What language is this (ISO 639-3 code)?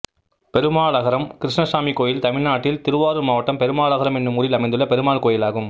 tam